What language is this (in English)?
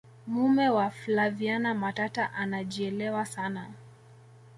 Swahili